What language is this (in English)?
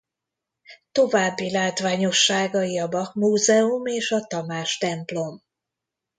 Hungarian